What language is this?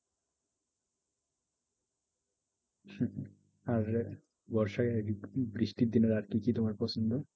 Bangla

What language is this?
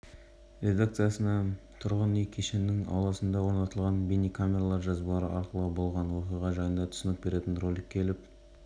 Kazakh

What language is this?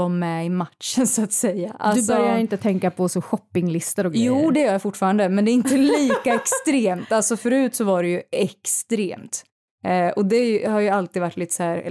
Swedish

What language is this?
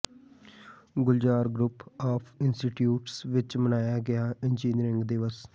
Punjabi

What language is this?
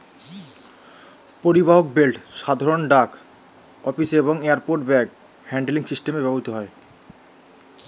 Bangla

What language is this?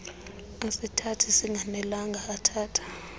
Xhosa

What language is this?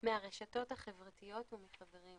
Hebrew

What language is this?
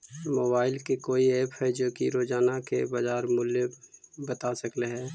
Magahi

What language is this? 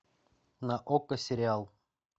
Russian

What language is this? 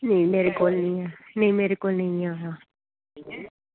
Dogri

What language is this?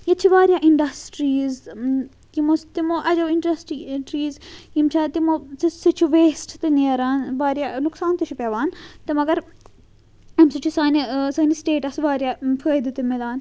Kashmiri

